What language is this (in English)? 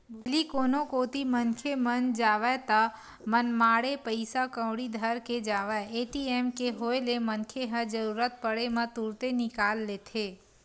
Chhattisgarhi